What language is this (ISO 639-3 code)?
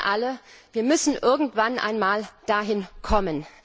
deu